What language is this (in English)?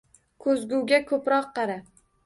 Uzbek